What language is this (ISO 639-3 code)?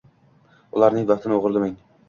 uzb